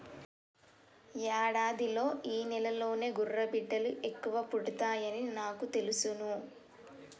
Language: Telugu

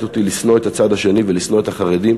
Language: Hebrew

